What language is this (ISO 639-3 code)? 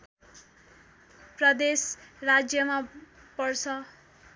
nep